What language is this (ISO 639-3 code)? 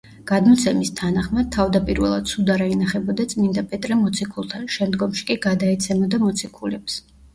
kat